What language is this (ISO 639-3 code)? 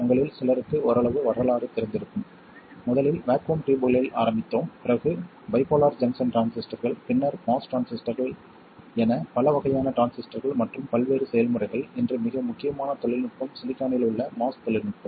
tam